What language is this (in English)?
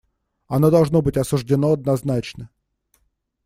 Russian